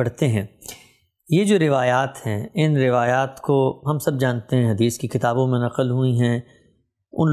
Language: Urdu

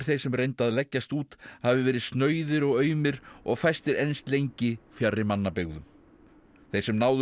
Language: Icelandic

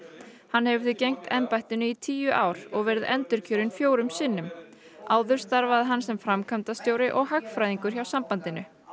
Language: Icelandic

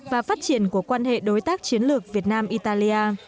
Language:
Vietnamese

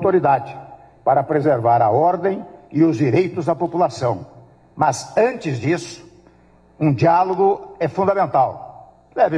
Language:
Portuguese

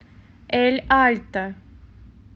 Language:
Russian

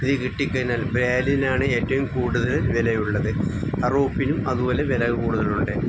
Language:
Malayalam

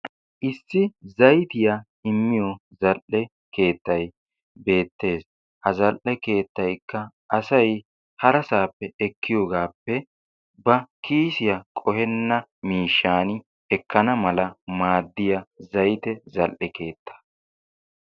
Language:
Wolaytta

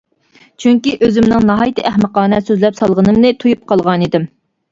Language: Uyghur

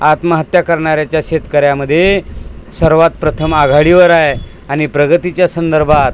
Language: Marathi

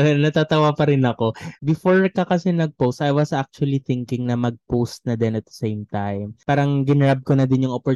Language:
Filipino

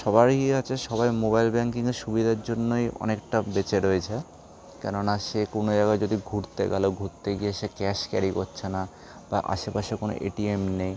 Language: Bangla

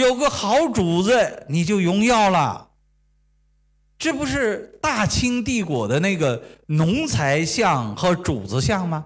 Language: Chinese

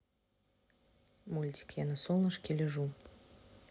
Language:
Russian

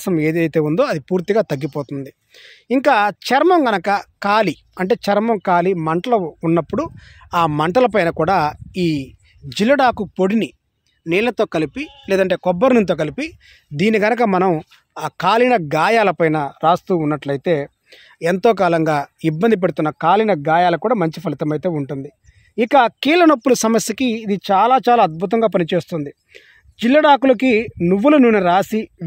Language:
Telugu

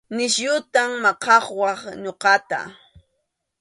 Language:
Arequipa-La Unión Quechua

